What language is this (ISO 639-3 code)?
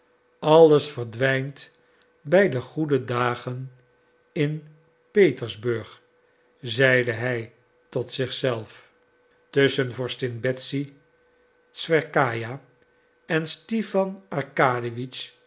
nld